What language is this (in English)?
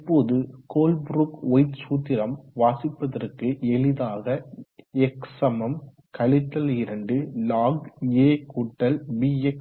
Tamil